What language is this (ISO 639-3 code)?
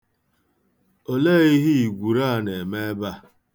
ibo